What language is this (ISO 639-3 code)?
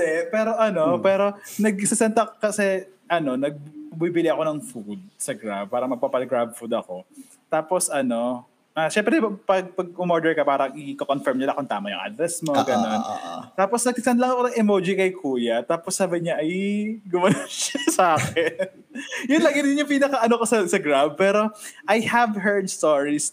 fil